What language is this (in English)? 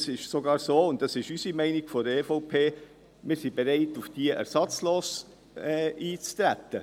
Swiss German